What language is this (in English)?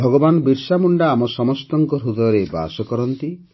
Odia